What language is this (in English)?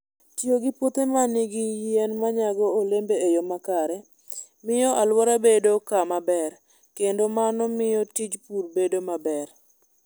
Luo (Kenya and Tanzania)